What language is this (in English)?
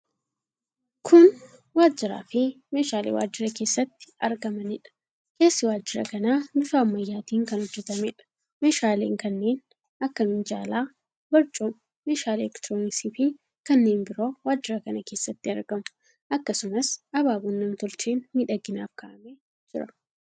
Oromo